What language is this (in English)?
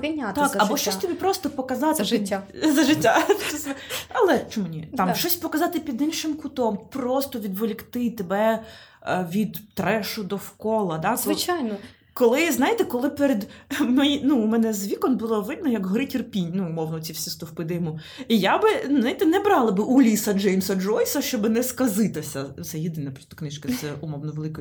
Ukrainian